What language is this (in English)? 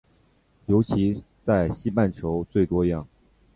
Chinese